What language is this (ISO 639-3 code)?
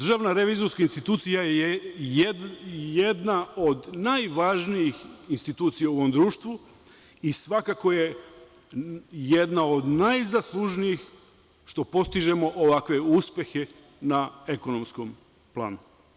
srp